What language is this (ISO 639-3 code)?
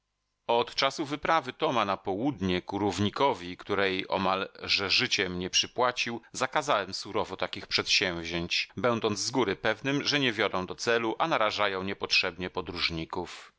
pol